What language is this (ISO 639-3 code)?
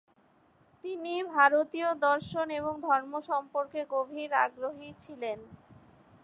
ben